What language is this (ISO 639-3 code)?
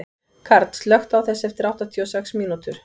isl